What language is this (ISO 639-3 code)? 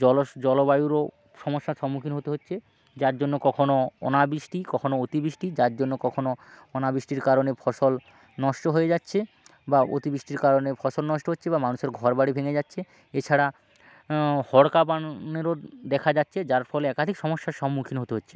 ben